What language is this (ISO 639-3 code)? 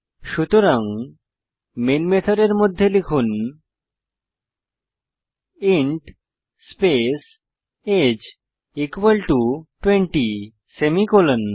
ben